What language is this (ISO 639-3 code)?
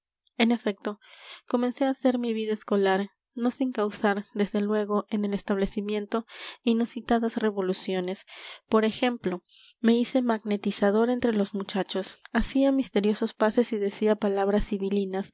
spa